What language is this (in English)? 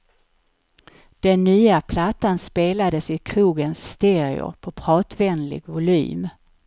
Swedish